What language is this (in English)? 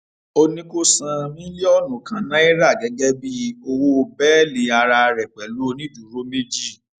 Yoruba